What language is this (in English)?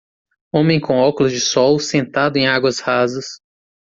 Portuguese